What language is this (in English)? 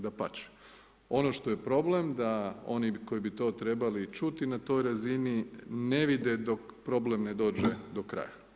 Croatian